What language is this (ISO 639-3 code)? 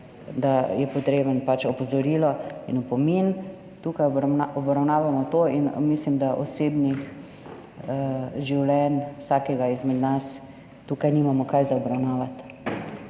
slv